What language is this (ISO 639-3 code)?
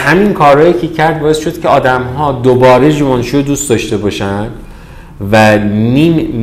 fas